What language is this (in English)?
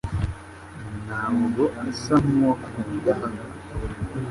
Kinyarwanda